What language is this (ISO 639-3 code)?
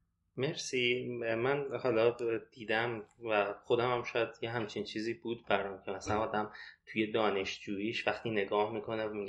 fas